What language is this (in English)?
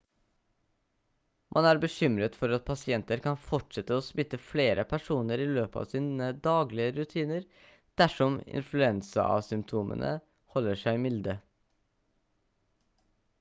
Norwegian Bokmål